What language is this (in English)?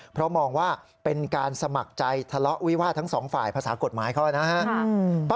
Thai